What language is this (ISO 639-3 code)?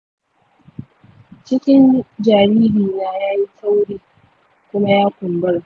hau